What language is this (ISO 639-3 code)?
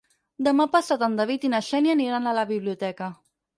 cat